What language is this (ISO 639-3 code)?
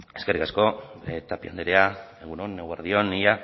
eus